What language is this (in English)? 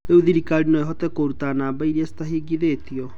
Kikuyu